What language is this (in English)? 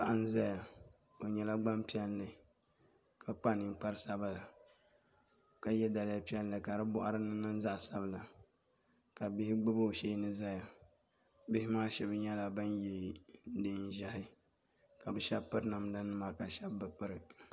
Dagbani